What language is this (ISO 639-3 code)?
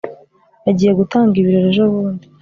kin